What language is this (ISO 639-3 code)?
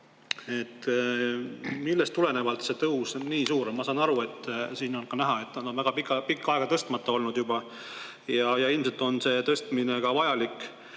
est